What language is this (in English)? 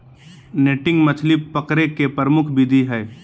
Magahi